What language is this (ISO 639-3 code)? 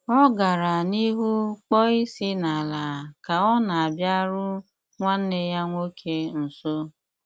ibo